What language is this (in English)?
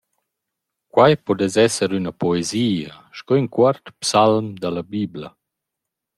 Romansh